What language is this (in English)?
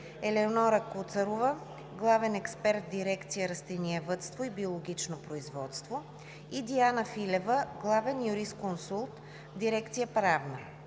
Bulgarian